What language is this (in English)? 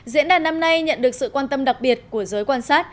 Vietnamese